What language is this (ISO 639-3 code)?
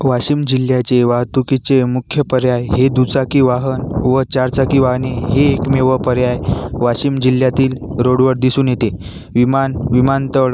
mar